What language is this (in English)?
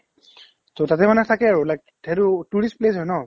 Assamese